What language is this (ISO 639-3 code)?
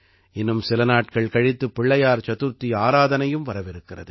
tam